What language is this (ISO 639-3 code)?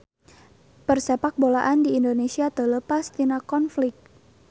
sun